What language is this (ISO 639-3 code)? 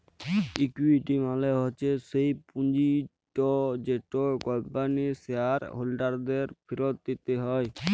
ben